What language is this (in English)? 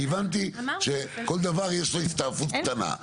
Hebrew